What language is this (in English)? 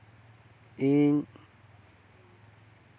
Santali